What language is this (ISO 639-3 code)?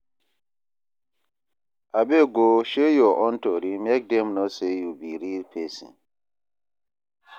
pcm